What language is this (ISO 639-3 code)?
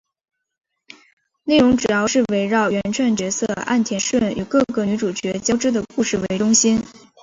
zho